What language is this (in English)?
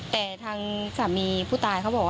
Thai